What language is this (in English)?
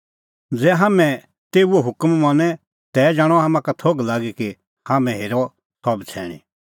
Kullu Pahari